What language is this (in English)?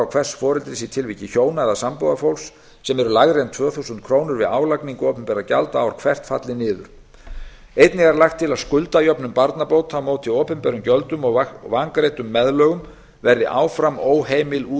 Icelandic